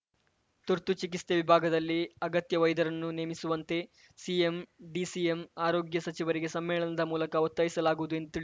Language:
Kannada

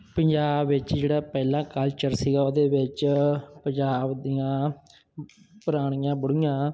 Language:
Punjabi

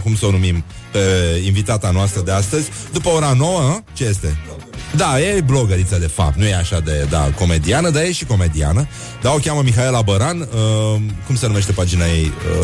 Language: Romanian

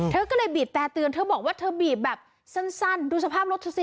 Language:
Thai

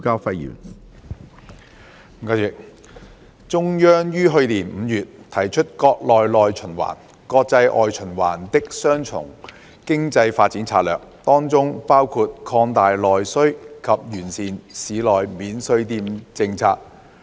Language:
Cantonese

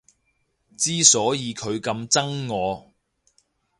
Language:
Cantonese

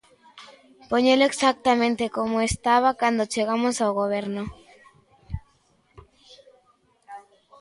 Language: Galician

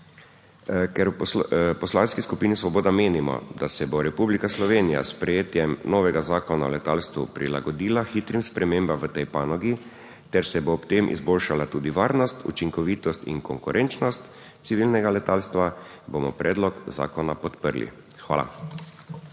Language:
Slovenian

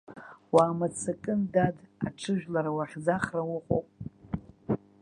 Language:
Abkhazian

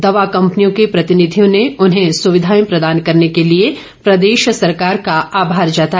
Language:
Hindi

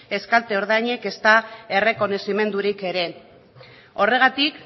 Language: Basque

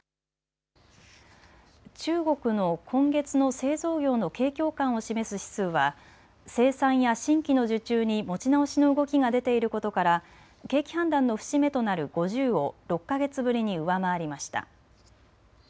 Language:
Japanese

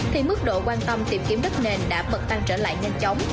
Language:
Vietnamese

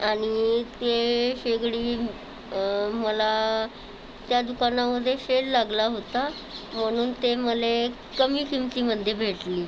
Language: Marathi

